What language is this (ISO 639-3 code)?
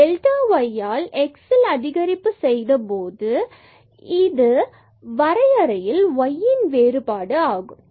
tam